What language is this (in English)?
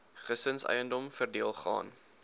Afrikaans